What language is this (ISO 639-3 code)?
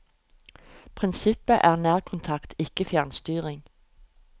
nor